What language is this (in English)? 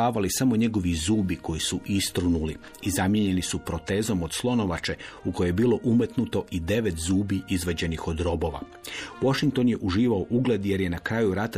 Croatian